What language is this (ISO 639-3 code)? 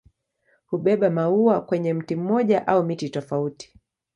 swa